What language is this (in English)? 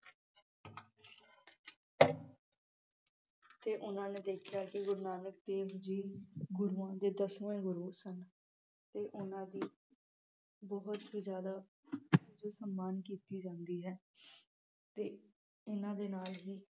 Punjabi